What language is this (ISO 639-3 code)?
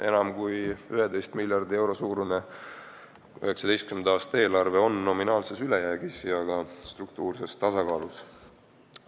est